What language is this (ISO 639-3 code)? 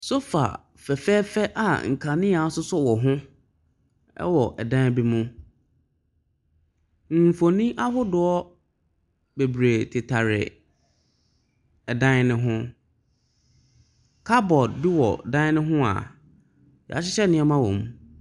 aka